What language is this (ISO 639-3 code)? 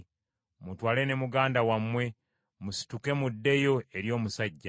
lug